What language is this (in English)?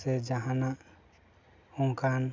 Santali